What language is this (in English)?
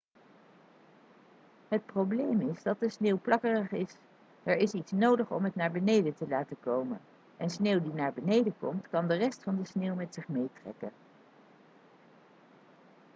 Dutch